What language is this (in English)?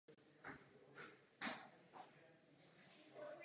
Czech